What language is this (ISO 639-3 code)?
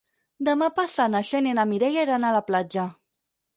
cat